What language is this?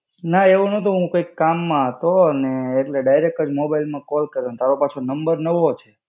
Gujarati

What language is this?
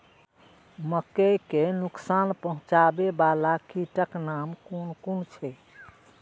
Maithili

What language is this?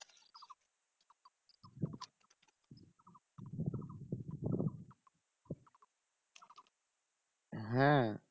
Bangla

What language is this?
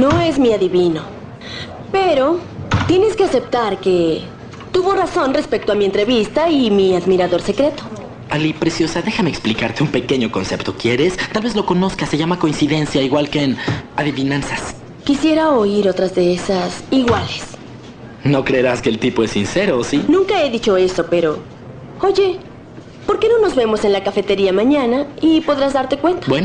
Spanish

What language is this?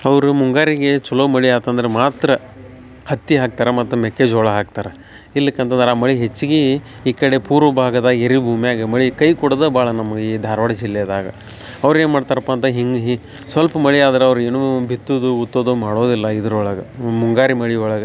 Kannada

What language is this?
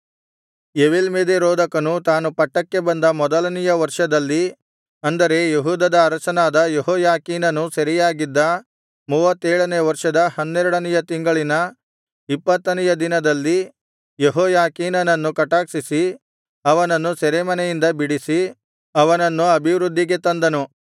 Kannada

